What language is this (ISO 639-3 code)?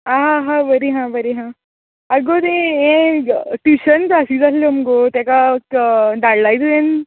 kok